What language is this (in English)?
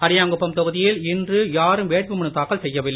Tamil